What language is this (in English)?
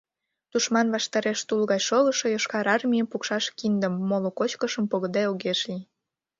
Mari